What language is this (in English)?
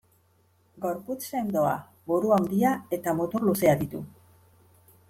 Basque